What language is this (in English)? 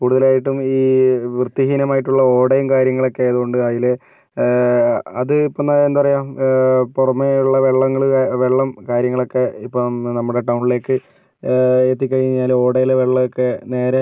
Malayalam